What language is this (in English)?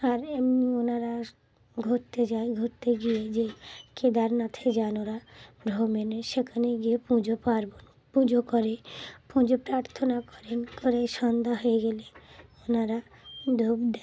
Bangla